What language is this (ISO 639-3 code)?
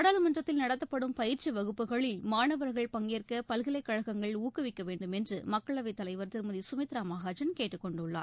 tam